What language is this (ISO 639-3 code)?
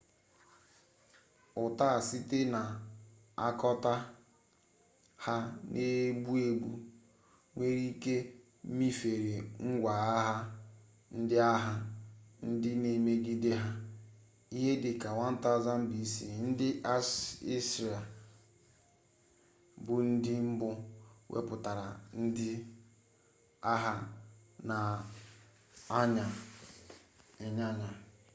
ibo